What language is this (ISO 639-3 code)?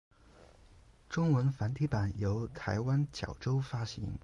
zho